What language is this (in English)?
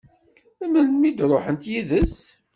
Kabyle